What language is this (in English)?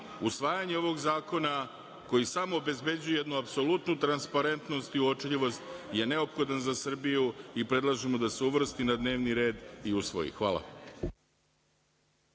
Serbian